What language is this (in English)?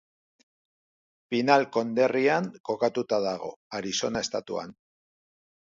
Basque